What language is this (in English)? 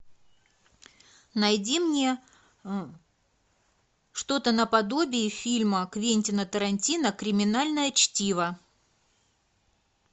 Russian